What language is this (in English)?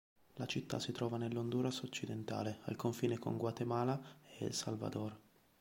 Italian